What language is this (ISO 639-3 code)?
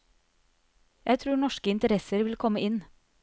nor